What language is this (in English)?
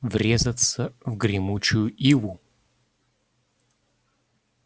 Russian